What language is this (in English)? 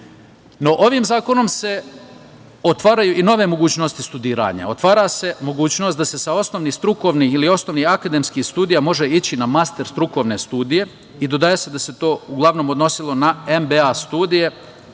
Serbian